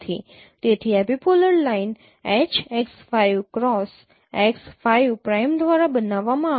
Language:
Gujarati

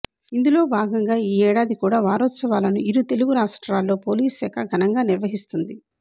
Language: Telugu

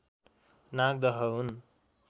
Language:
Nepali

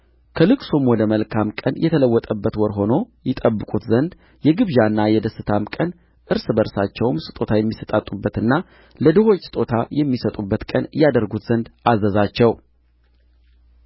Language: Amharic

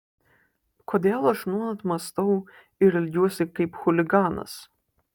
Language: Lithuanian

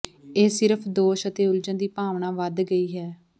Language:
Punjabi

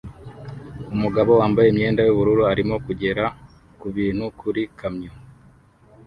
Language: Kinyarwanda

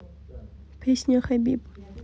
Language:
Russian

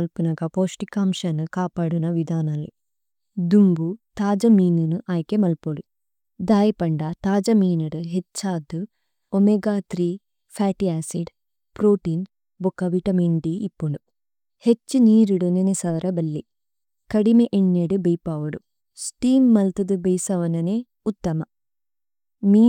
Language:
Tulu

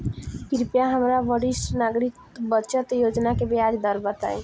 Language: Bhojpuri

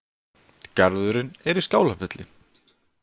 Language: Icelandic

